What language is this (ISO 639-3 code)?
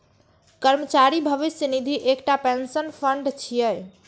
mai